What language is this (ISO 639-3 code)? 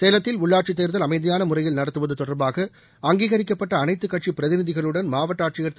tam